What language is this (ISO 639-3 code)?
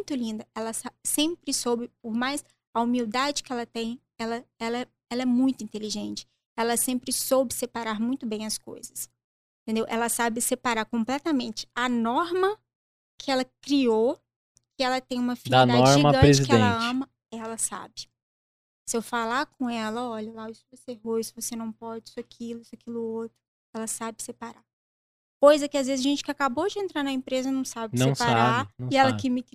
por